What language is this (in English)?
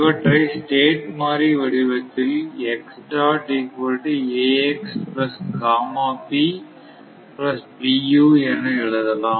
Tamil